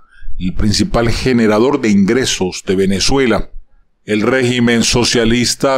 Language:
Spanish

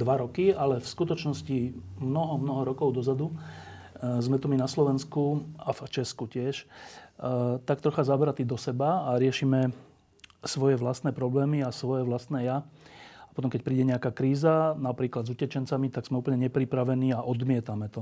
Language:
Slovak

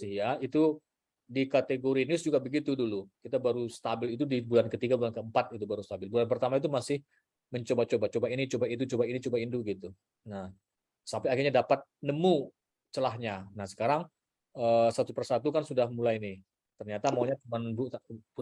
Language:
Indonesian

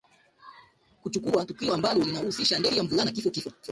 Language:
Swahili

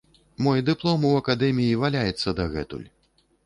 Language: Belarusian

